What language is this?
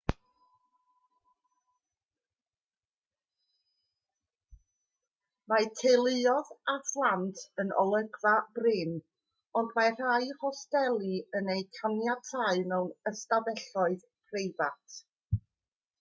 Welsh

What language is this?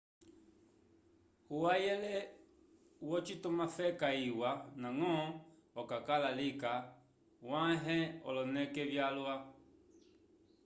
Umbundu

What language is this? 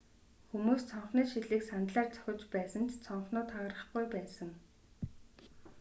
Mongolian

